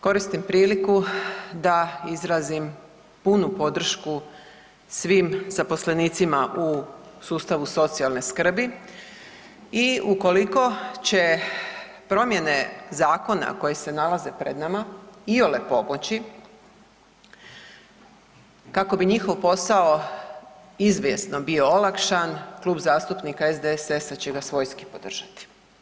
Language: Croatian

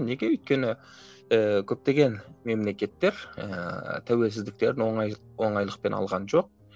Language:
Kazakh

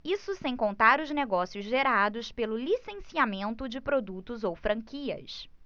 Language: Portuguese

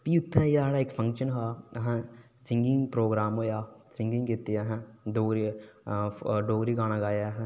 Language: Dogri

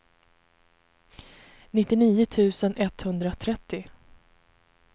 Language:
Swedish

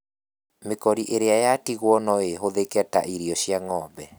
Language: Kikuyu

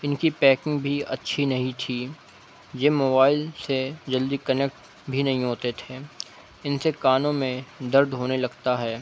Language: Urdu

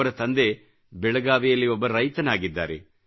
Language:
Kannada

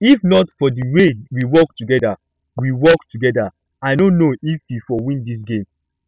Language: Nigerian Pidgin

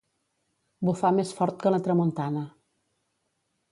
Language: Catalan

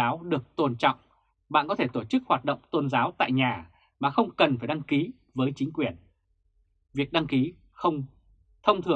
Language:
Vietnamese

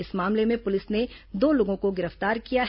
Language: Hindi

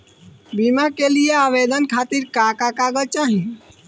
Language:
Bhojpuri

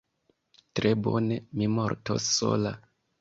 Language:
Esperanto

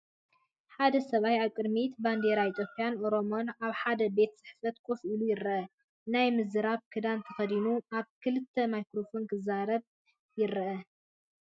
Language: Tigrinya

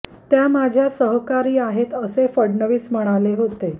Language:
Marathi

